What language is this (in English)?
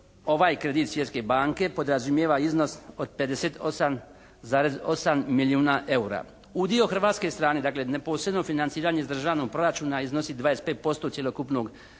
Croatian